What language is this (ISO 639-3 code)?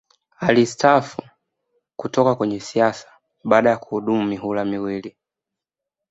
swa